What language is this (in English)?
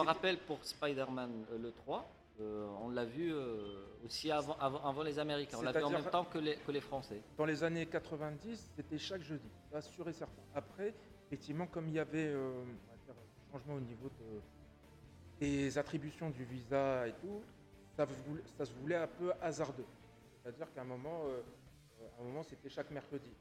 French